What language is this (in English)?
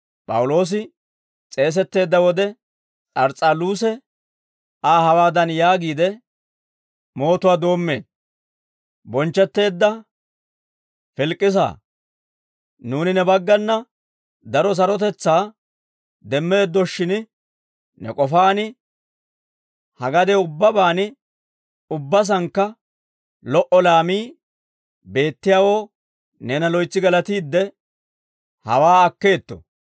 Dawro